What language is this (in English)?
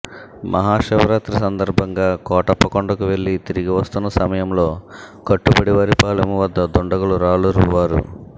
Telugu